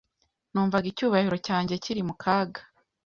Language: Kinyarwanda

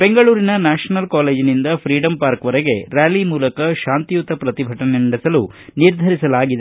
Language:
Kannada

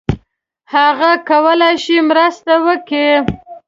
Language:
Pashto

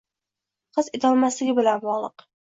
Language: Uzbek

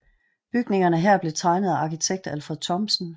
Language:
Danish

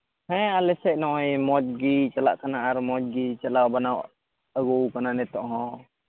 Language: Santali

